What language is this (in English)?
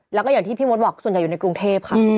Thai